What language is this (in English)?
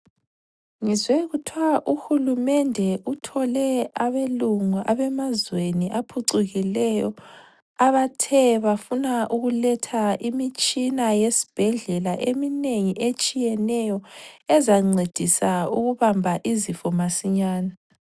North Ndebele